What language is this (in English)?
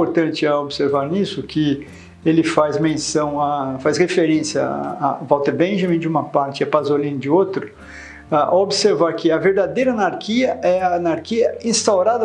Portuguese